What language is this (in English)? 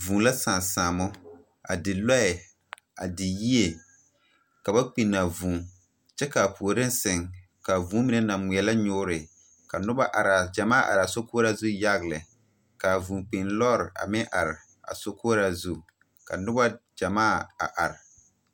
Southern Dagaare